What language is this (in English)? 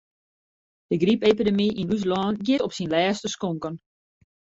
Western Frisian